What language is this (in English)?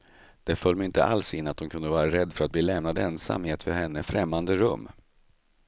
Swedish